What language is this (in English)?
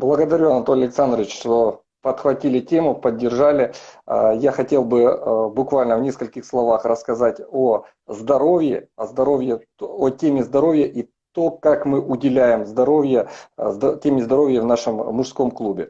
Russian